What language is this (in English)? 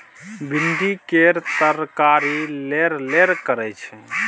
Maithili